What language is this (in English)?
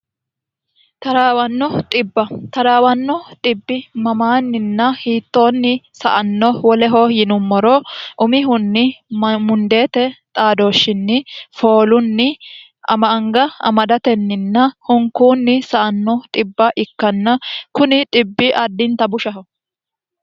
Sidamo